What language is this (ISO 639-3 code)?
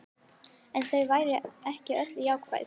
isl